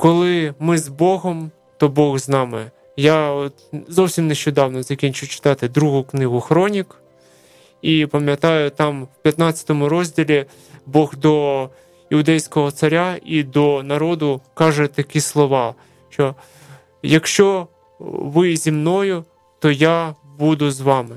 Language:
Ukrainian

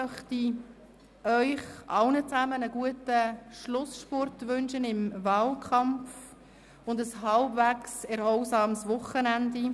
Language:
Swiss German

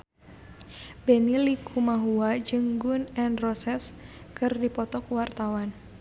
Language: Sundanese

